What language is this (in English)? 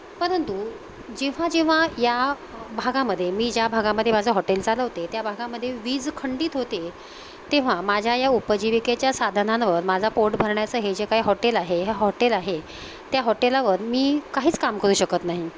Marathi